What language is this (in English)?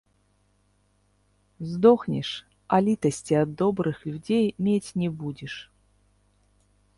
Belarusian